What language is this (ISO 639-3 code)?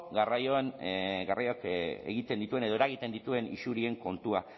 eus